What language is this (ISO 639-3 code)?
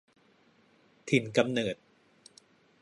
tha